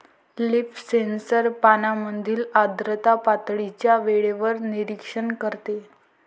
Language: Marathi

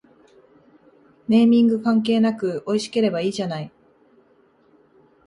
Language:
Japanese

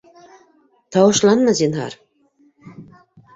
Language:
Bashkir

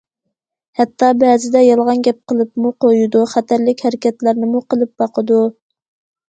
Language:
Uyghur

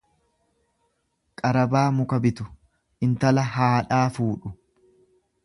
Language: Oromo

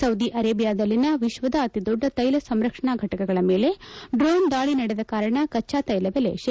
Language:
Kannada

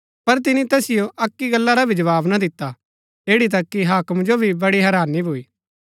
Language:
Gaddi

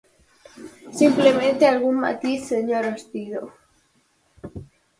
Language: Galician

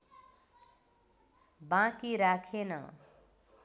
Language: Nepali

